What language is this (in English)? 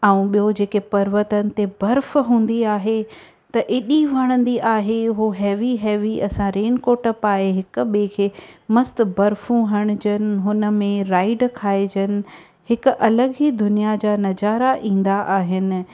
Sindhi